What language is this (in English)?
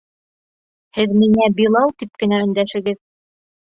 Bashkir